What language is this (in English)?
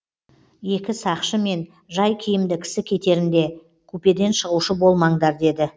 Kazakh